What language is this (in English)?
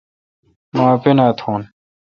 Kalkoti